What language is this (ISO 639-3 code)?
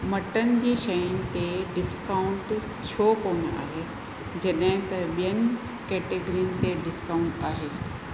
snd